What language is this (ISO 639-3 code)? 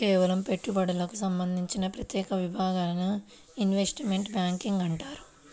tel